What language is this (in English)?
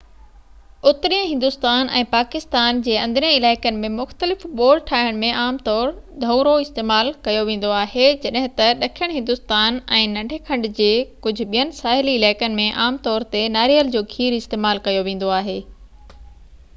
Sindhi